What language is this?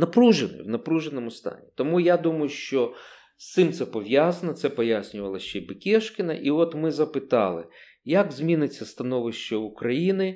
Ukrainian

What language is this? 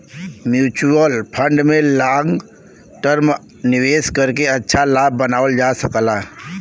Bhojpuri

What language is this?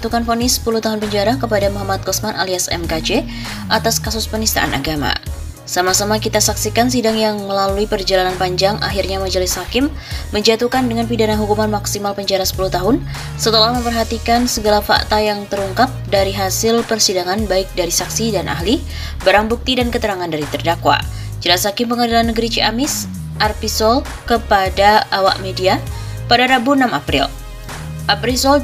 Indonesian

